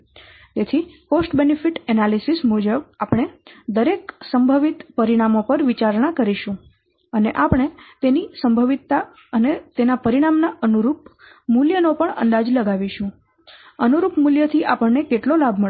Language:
Gujarati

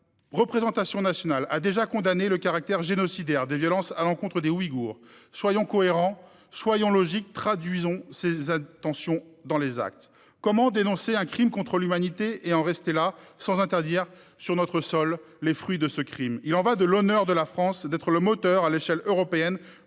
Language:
French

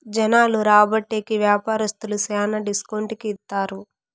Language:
Telugu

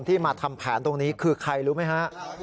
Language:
Thai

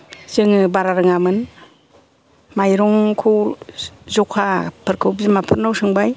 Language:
Bodo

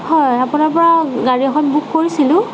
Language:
Assamese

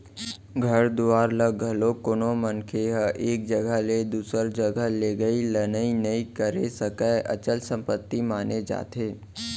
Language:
Chhattisgarhi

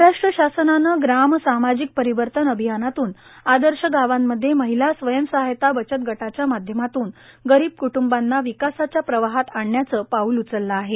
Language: Marathi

